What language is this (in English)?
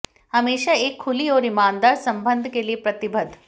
Hindi